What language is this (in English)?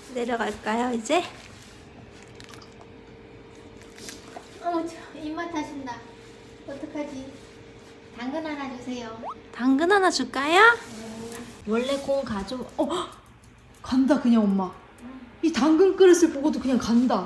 Korean